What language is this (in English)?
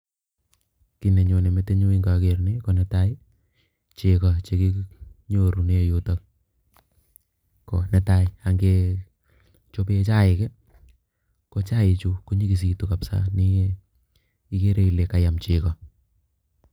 Kalenjin